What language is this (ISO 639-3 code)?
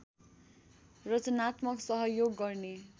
nep